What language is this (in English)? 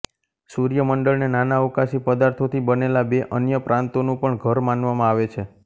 Gujarati